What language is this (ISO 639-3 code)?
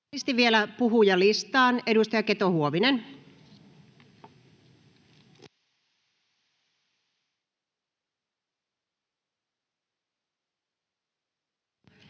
fin